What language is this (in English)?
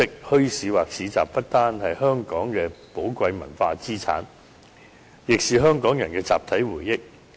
Cantonese